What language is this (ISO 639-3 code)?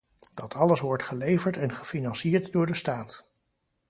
nld